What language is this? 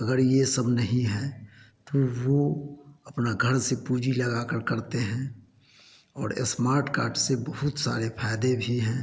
Hindi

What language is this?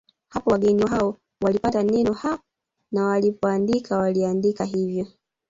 Swahili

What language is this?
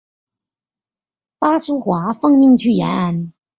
Chinese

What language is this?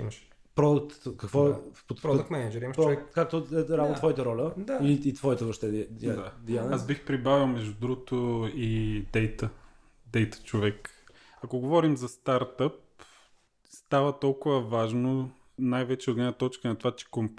Bulgarian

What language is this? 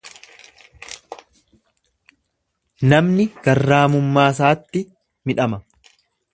Oromo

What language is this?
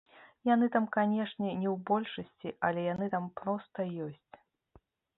Belarusian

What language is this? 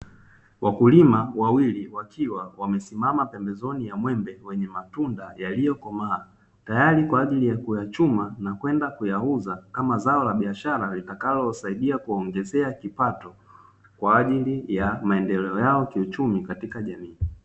Swahili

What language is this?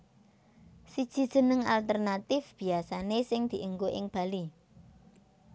Javanese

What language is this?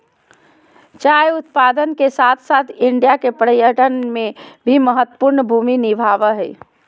Magahi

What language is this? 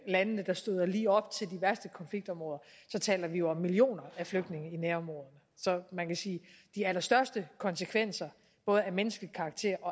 Danish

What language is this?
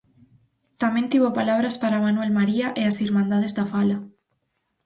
Galician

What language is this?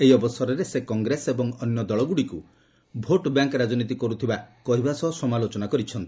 Odia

